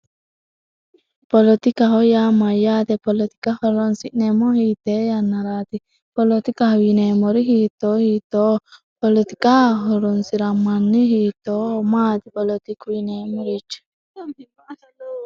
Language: Sidamo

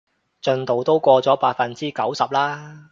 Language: Cantonese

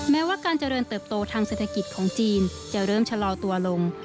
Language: Thai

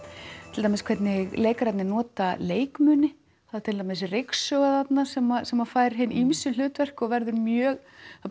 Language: Icelandic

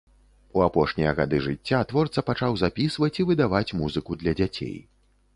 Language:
Belarusian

